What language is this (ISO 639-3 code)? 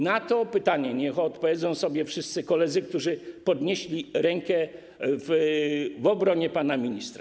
pol